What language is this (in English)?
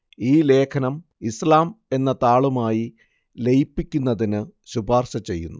Malayalam